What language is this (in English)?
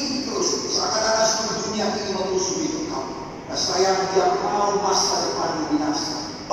Indonesian